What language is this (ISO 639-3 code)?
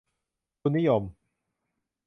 tha